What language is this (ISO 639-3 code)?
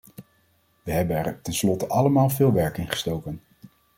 nld